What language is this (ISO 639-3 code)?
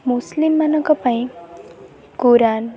ori